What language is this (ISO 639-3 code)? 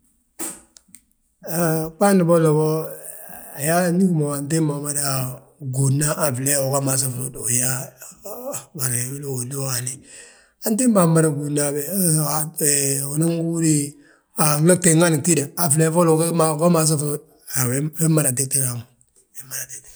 bjt